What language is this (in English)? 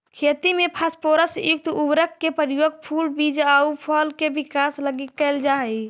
Magahi